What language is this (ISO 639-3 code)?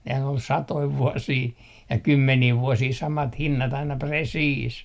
fin